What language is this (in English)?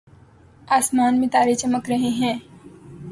Urdu